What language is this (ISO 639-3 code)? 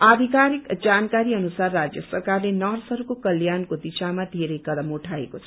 nep